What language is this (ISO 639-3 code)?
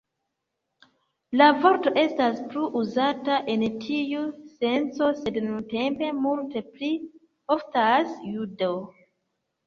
epo